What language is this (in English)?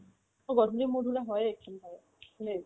Assamese